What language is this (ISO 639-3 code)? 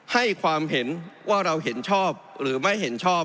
tha